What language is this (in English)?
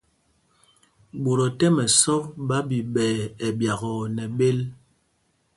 Mpumpong